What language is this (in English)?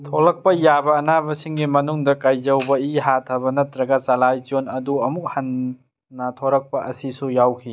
Manipuri